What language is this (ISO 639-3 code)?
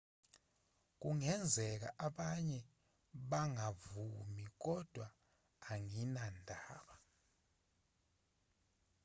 zul